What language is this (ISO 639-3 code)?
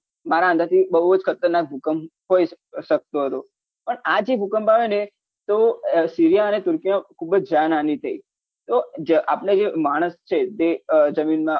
guj